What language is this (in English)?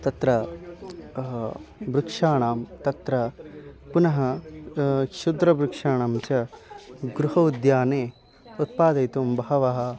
Sanskrit